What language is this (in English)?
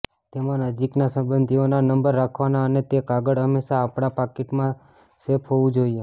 Gujarati